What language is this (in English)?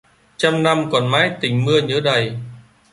Vietnamese